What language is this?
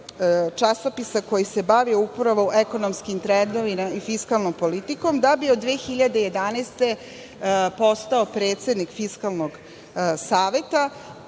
Serbian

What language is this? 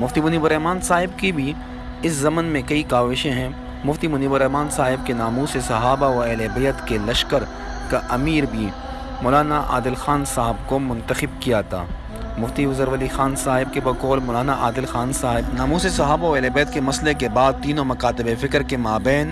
Urdu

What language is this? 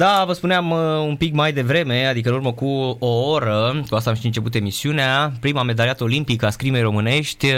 Romanian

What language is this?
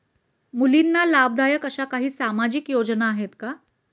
Marathi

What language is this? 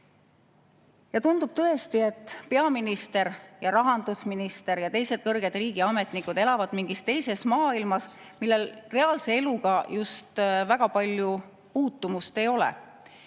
Estonian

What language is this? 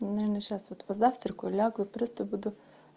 Russian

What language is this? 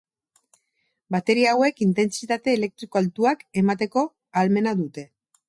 Basque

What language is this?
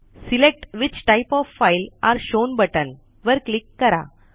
Marathi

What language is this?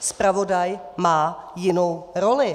Czech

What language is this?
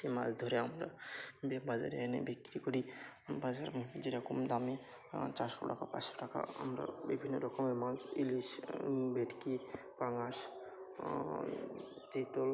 Bangla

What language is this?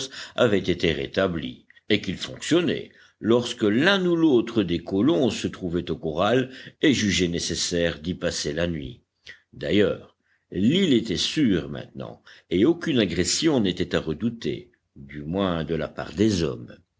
French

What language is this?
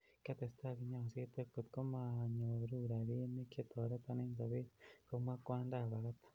Kalenjin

